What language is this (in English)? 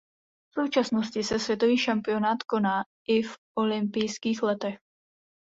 Czech